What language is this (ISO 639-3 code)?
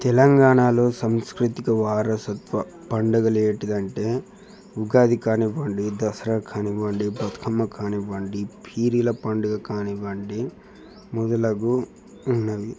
tel